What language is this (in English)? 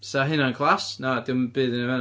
Welsh